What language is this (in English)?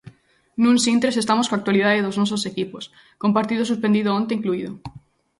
Galician